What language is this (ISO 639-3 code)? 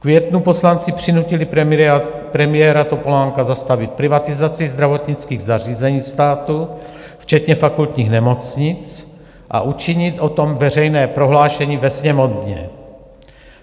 ces